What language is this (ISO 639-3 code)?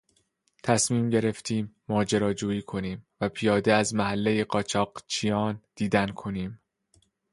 fas